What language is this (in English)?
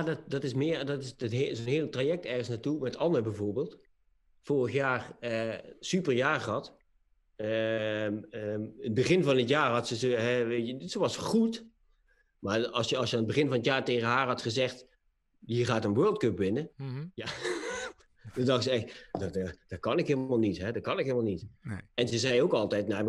Dutch